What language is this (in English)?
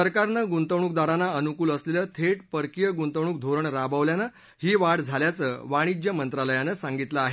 Marathi